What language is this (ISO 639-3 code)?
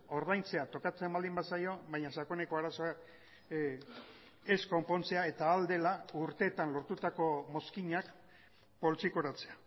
eus